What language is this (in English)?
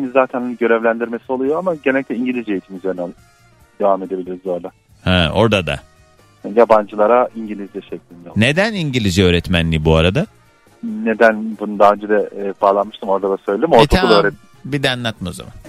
Turkish